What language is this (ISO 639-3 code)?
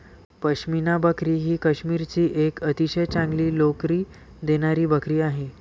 mar